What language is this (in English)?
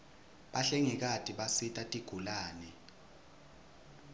Swati